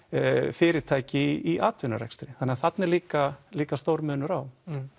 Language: Icelandic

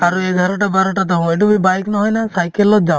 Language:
Assamese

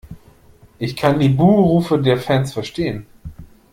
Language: German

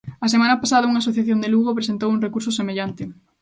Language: Galician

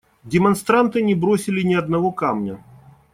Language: Russian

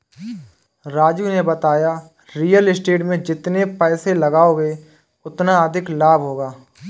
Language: Hindi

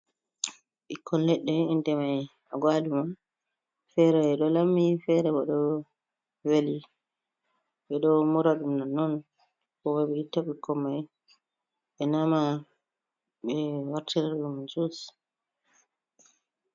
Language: Fula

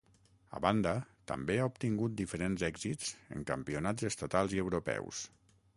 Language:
Catalan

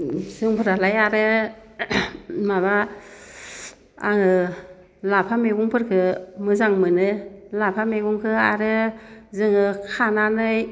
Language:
Bodo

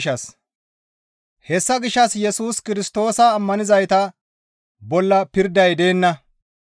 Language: Gamo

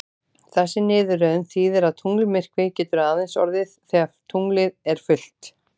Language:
Icelandic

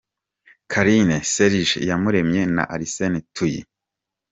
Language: Kinyarwanda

